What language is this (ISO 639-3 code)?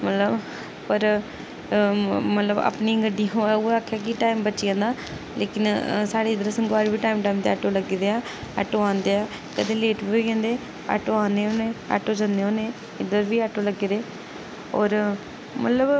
doi